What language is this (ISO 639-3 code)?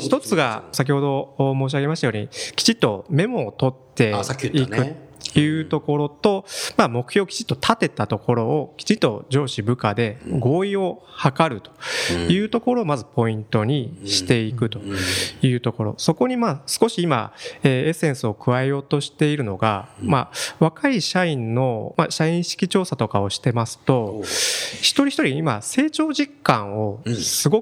jpn